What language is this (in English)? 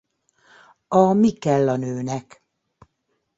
Hungarian